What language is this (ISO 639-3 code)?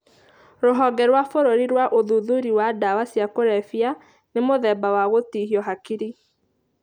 kik